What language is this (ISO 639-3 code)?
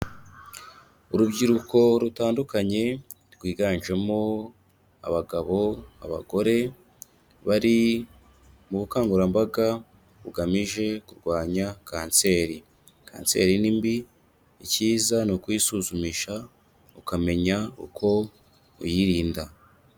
kin